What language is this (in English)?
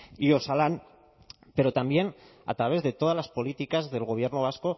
Spanish